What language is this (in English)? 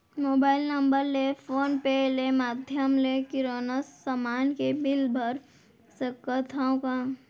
Chhattisgarhi